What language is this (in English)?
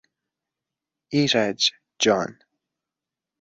Persian